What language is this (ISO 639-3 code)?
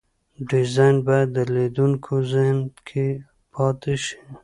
pus